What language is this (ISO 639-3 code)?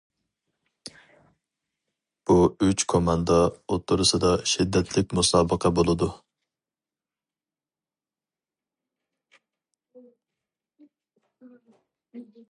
uig